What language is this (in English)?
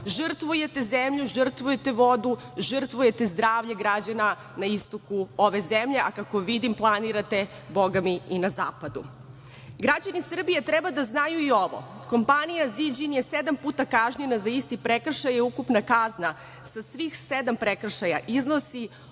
Serbian